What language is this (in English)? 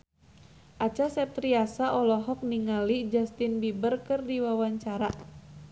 Sundanese